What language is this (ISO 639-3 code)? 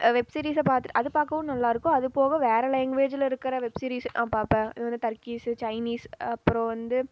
tam